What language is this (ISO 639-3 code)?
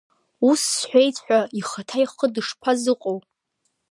abk